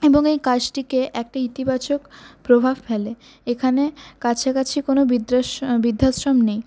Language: Bangla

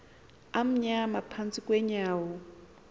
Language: Xhosa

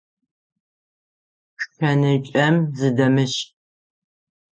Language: Adyghe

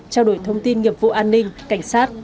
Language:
Vietnamese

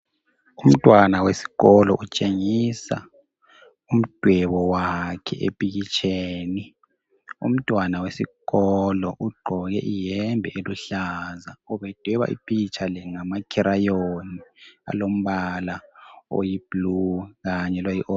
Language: North Ndebele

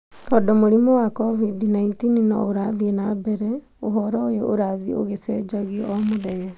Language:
Kikuyu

